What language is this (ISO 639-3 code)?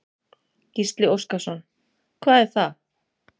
isl